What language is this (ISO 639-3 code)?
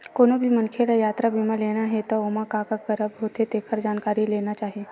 hne